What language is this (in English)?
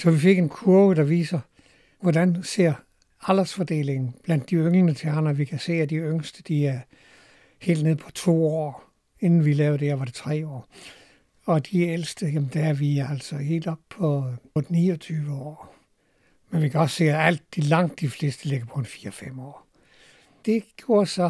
Danish